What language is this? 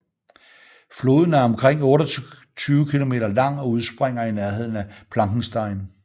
Danish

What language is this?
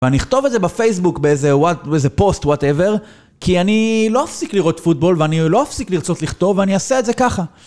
Hebrew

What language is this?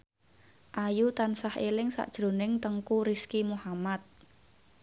Javanese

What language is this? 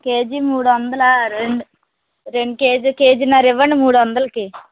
Telugu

